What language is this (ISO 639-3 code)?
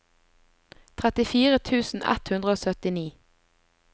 nor